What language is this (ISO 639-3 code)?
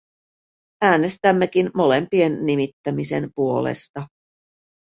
fin